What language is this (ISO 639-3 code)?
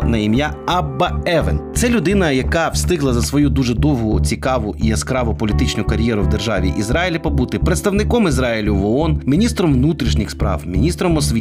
ukr